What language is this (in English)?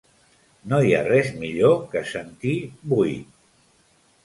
Catalan